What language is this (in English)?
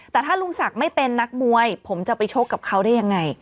Thai